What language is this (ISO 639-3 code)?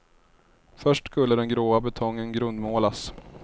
swe